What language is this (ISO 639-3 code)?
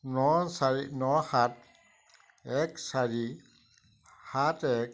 asm